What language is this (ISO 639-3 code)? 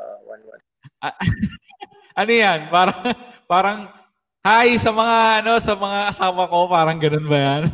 fil